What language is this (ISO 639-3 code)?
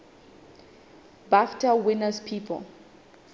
sot